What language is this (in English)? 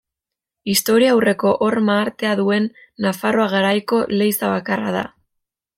Basque